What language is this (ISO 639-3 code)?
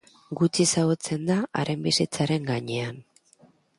eus